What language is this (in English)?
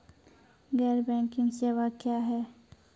Maithili